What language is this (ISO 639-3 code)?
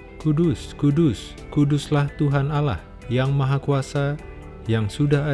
ind